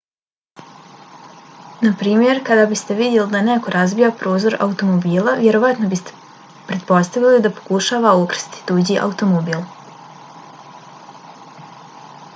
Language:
Bosnian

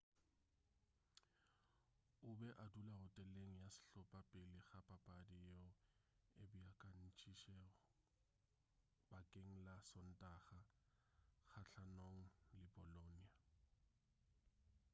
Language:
Northern Sotho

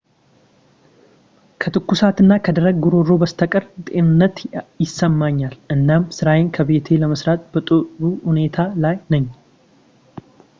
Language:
Amharic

